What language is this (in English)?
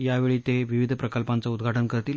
Marathi